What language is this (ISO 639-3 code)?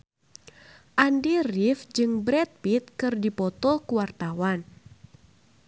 sun